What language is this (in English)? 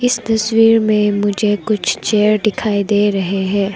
Hindi